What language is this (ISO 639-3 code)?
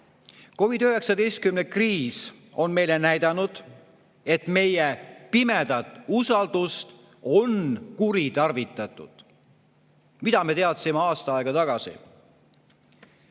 est